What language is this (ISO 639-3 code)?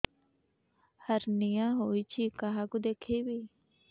ori